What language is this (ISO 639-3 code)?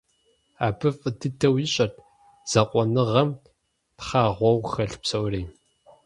kbd